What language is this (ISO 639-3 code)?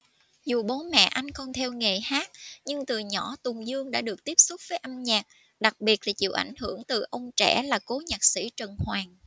vie